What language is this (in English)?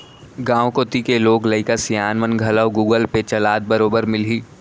Chhattisgarhi